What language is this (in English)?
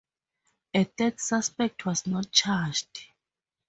English